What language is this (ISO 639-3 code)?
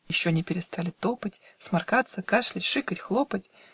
rus